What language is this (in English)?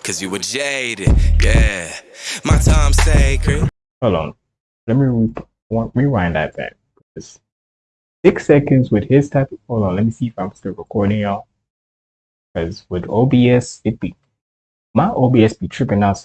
English